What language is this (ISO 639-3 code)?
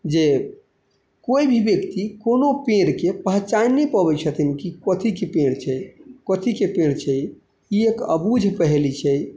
mai